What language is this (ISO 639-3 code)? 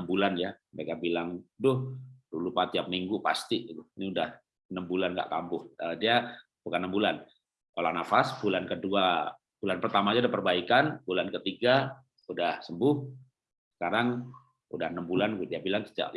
ind